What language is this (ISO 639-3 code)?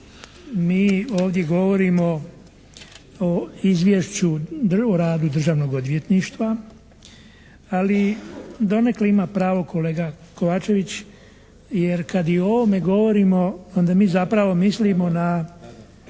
hrv